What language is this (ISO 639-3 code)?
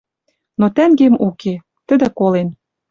mrj